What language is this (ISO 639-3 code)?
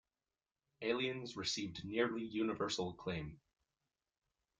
eng